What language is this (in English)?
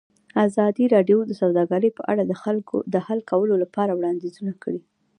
Pashto